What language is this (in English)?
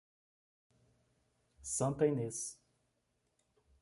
Portuguese